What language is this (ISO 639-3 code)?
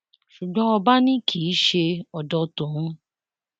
yor